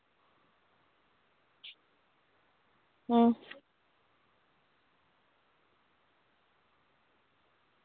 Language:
Dogri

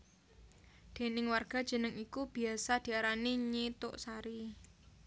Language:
Javanese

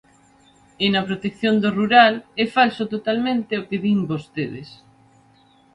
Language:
Galician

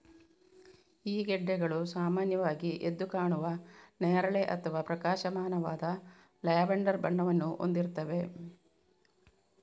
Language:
Kannada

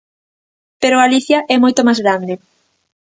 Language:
Galician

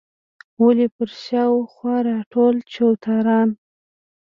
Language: Pashto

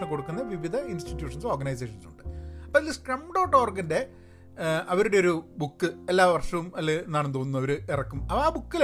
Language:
Malayalam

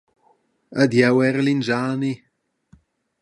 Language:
Romansh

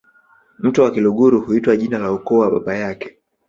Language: Swahili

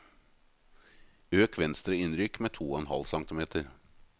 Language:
Norwegian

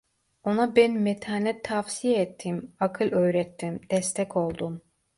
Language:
Turkish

